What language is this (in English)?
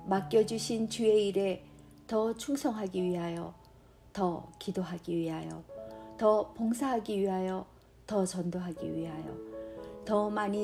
Korean